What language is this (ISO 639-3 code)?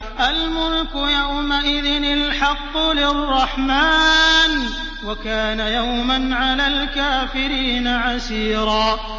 ara